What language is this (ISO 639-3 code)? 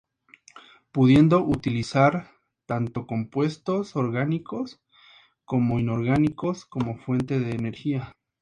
spa